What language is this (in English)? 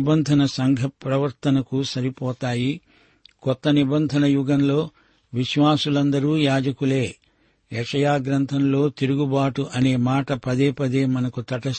Telugu